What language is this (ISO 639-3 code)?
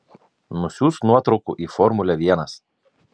lit